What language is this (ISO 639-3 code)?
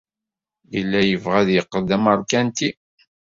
kab